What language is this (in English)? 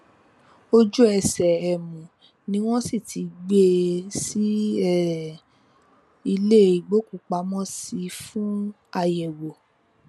Yoruba